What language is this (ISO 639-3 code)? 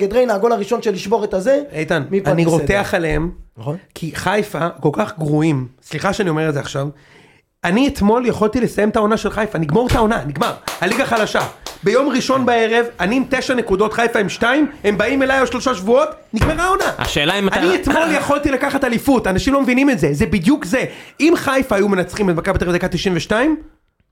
heb